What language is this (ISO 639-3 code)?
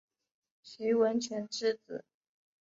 zho